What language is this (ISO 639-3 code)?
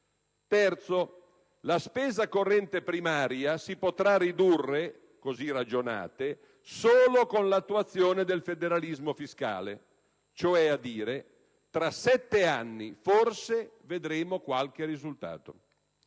ita